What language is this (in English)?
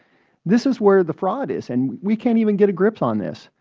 English